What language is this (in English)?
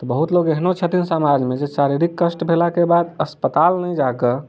Maithili